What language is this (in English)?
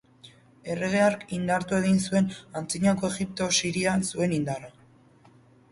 Basque